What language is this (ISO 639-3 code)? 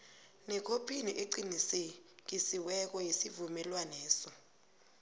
nbl